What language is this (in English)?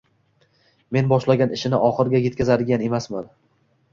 Uzbek